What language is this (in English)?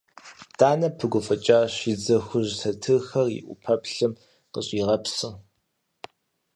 Kabardian